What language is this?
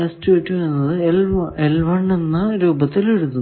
Malayalam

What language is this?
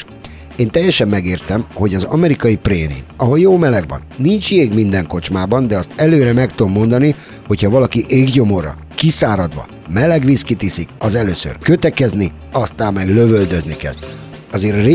Hungarian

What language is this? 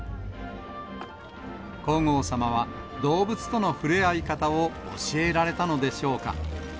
Japanese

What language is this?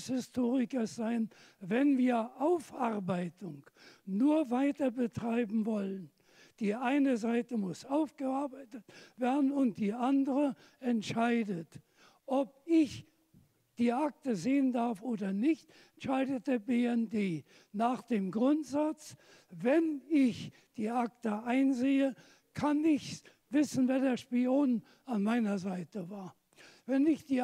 German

